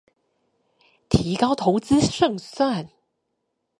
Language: Chinese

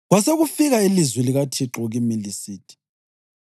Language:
North Ndebele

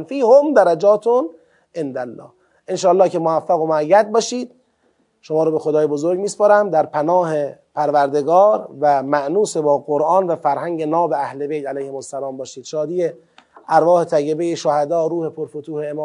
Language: Persian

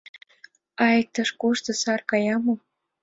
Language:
Mari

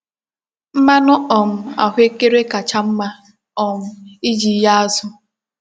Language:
Igbo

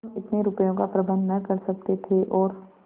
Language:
Hindi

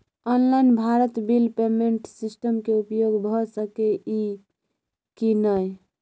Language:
Maithili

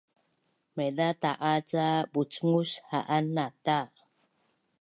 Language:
Bunun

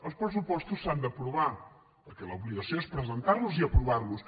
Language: Catalan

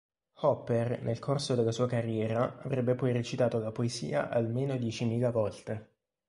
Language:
Italian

